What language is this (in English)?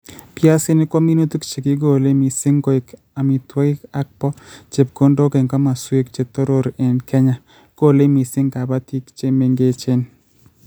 Kalenjin